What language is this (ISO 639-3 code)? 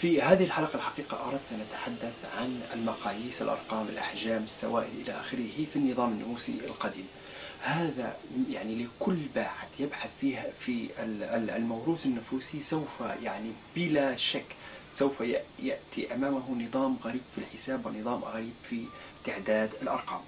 ara